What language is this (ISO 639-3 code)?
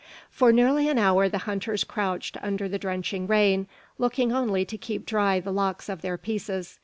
eng